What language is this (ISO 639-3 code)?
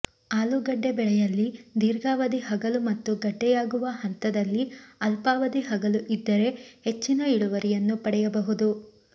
kan